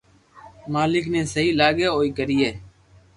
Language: Loarki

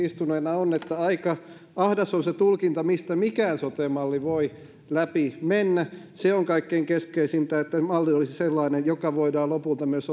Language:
Finnish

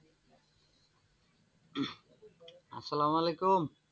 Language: Bangla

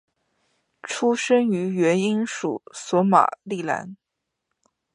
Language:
Chinese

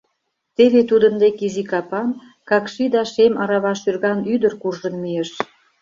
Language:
Mari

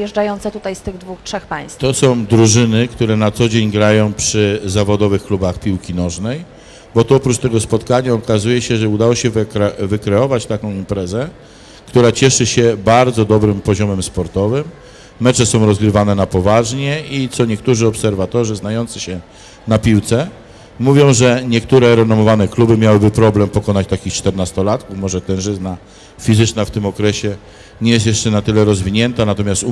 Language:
Polish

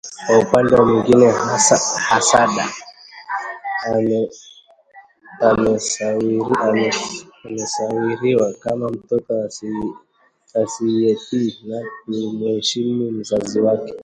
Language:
Swahili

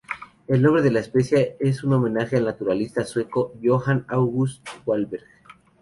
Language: Spanish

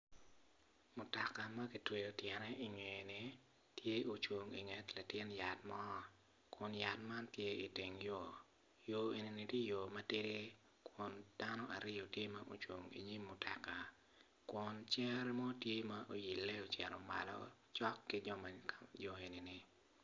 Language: Acoli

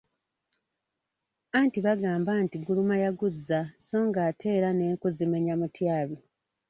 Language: Ganda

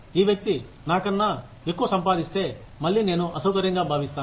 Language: Telugu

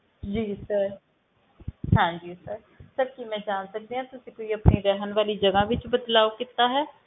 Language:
Punjabi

